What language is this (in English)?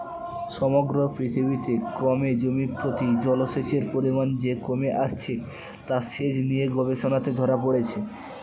Bangla